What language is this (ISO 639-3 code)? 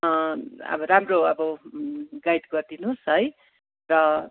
nep